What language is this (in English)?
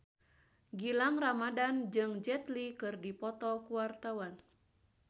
Sundanese